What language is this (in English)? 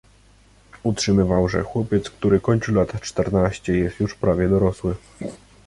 Polish